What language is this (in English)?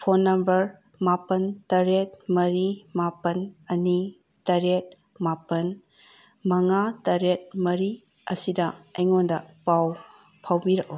Manipuri